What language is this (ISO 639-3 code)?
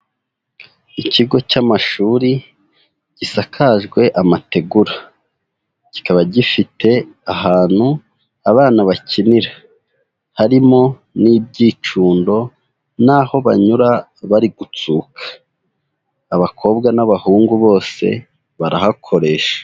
kin